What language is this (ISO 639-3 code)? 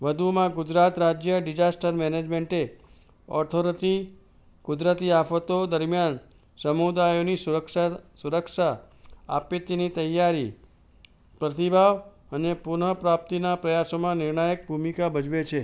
guj